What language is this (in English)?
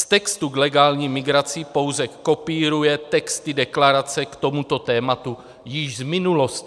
Czech